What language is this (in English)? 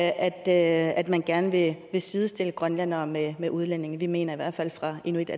Danish